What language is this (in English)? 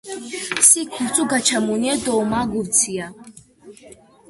Georgian